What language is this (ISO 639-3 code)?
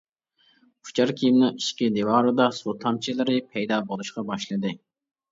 uig